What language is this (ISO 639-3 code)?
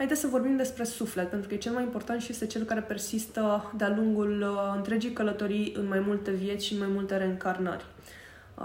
ron